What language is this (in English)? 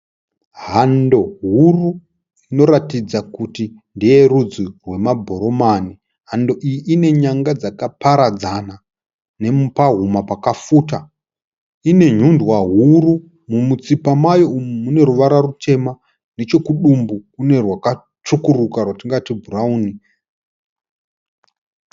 Shona